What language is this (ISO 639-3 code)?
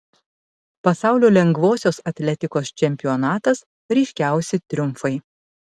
lit